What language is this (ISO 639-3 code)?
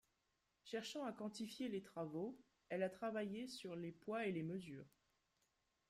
fra